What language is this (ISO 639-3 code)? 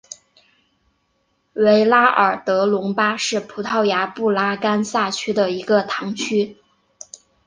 zho